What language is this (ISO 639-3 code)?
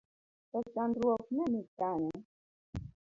luo